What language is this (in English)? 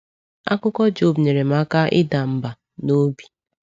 Igbo